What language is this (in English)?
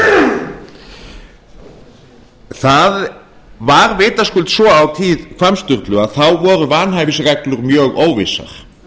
Icelandic